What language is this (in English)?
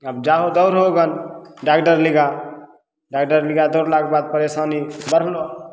Maithili